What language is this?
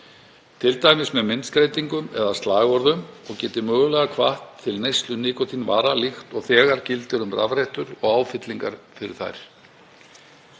Icelandic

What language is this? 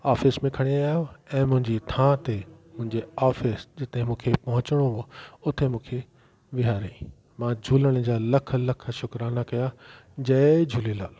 Sindhi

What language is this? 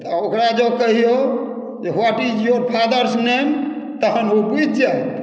Maithili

